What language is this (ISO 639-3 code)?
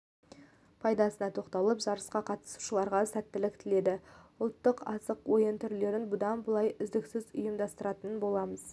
kaz